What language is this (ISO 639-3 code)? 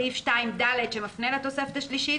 heb